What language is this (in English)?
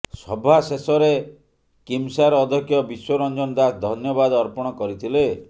Odia